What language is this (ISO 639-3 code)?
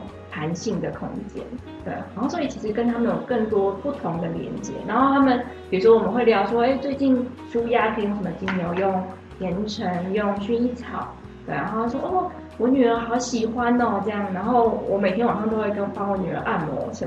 zho